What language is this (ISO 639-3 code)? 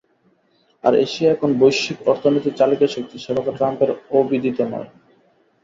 ben